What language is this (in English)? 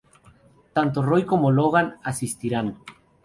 Spanish